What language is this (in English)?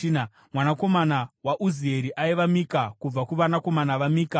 Shona